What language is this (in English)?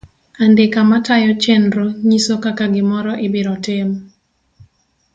Luo (Kenya and Tanzania)